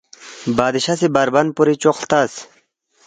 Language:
Balti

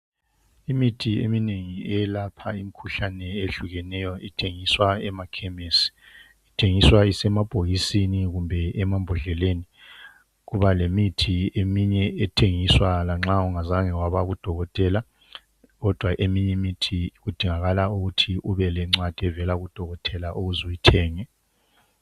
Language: North Ndebele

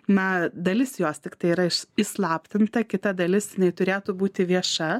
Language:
Lithuanian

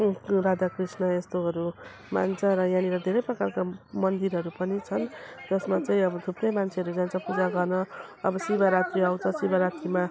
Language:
Nepali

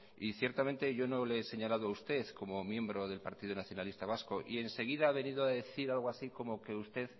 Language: Spanish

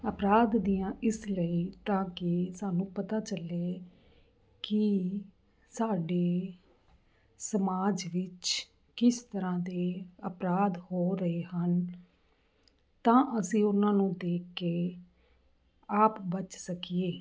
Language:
Punjabi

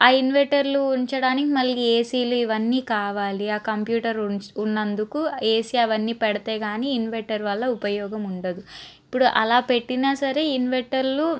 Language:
Telugu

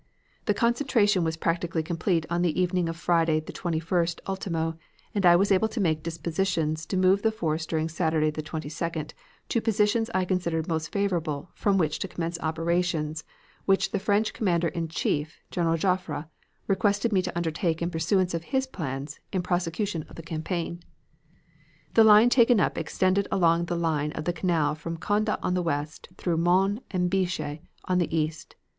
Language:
English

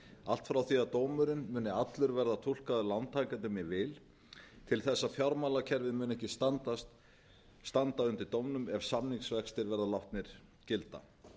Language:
Icelandic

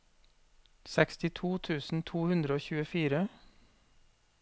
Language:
Norwegian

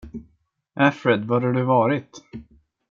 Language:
Swedish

